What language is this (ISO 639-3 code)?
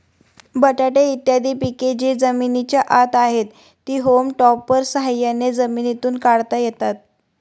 mar